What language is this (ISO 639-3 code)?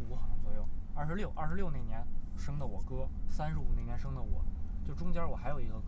zho